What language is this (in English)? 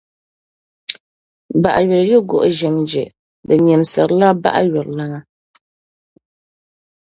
Dagbani